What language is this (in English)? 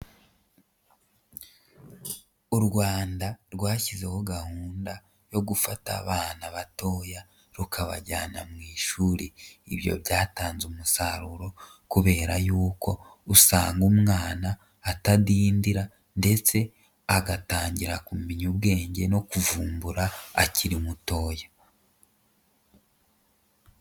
Kinyarwanda